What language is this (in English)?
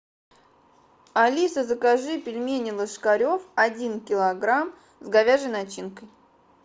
Russian